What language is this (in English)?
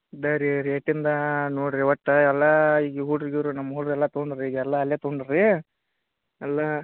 Kannada